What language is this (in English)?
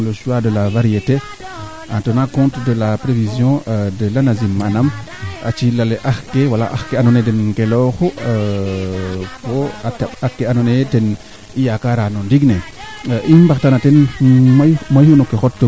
Serer